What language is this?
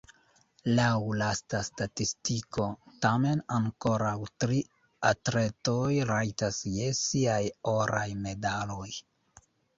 Esperanto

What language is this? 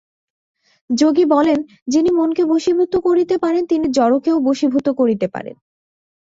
Bangla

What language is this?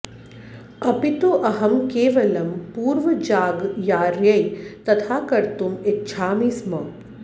Sanskrit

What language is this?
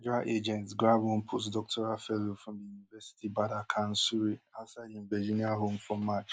Nigerian Pidgin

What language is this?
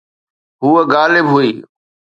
Sindhi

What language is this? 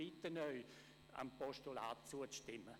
Swiss German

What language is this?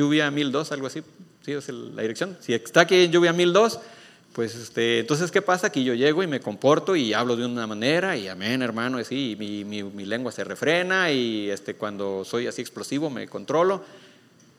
Spanish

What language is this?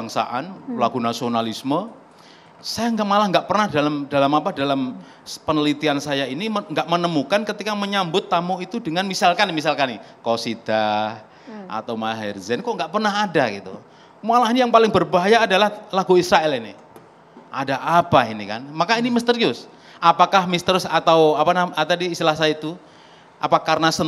Indonesian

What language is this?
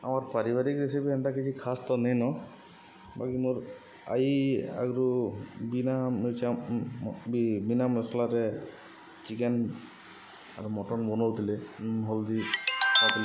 Odia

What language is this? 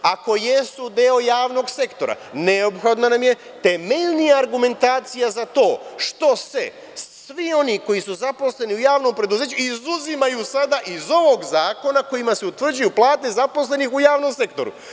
Serbian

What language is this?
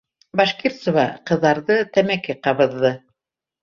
Bashkir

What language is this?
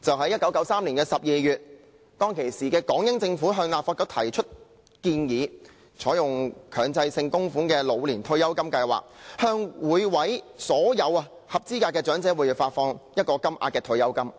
Cantonese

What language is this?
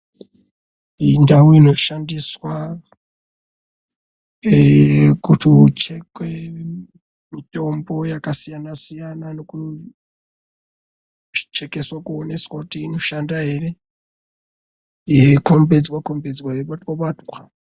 Ndau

